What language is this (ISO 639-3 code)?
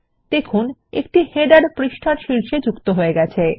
ben